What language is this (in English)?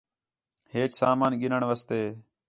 Khetrani